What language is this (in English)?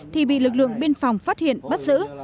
Vietnamese